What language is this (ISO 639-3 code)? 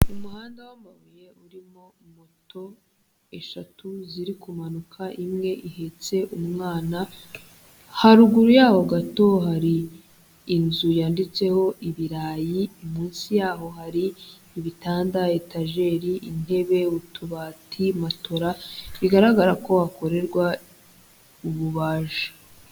kin